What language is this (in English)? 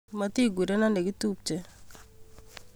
Kalenjin